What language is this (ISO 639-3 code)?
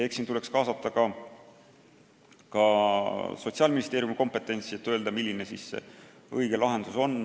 est